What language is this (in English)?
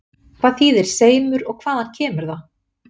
Icelandic